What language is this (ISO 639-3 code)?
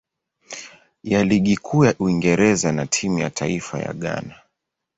swa